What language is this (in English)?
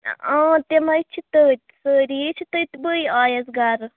Kashmiri